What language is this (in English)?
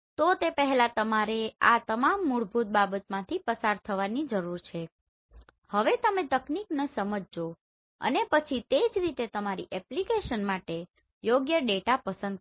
Gujarati